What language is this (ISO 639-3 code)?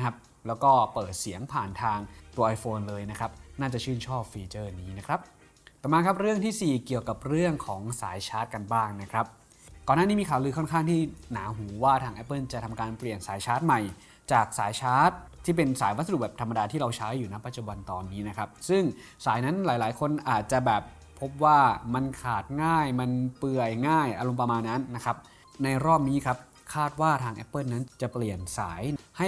tha